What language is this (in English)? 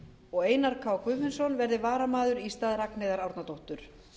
Icelandic